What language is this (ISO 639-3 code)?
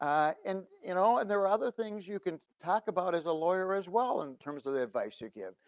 eng